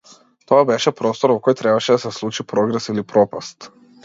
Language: Macedonian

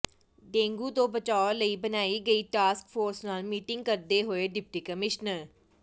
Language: Punjabi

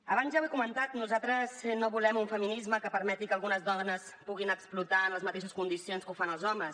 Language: Catalan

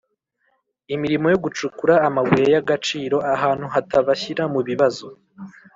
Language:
Kinyarwanda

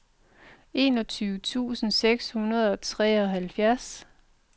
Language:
Danish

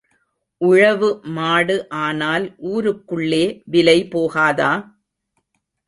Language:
Tamil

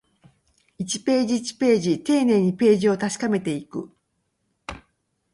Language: Japanese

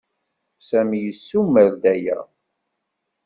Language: Kabyle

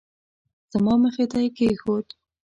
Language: Pashto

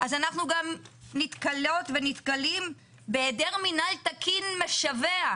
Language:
Hebrew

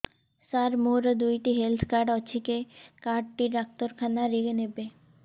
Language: Odia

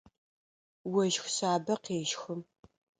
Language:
Adyghe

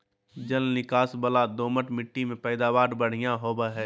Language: Magahi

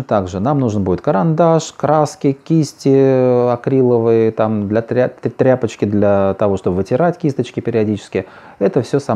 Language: Russian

